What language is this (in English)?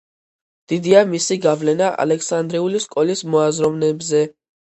Georgian